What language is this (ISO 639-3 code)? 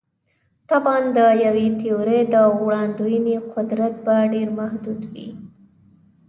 pus